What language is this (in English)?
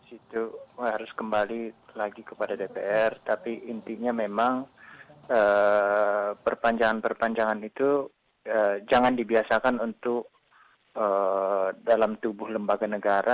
Indonesian